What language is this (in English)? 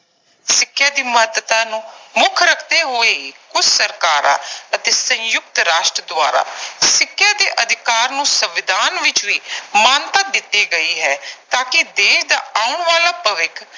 Punjabi